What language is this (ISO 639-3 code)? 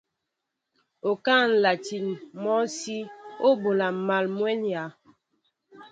mbo